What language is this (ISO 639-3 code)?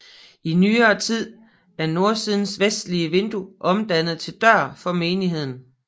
dan